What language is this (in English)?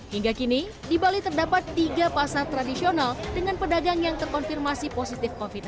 Indonesian